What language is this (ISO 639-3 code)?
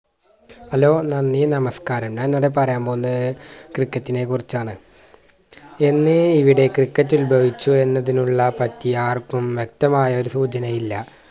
mal